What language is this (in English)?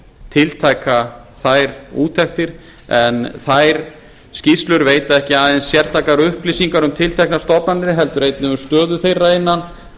Icelandic